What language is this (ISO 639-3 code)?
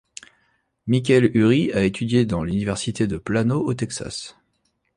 fra